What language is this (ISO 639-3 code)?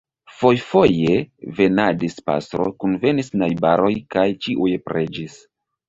epo